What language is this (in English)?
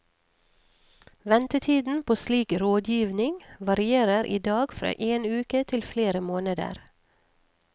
Norwegian